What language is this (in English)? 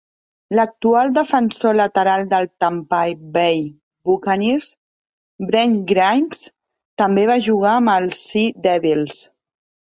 Catalan